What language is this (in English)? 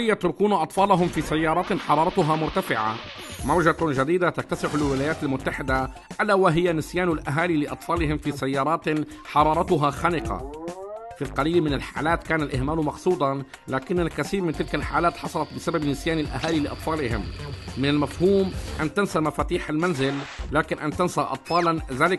Arabic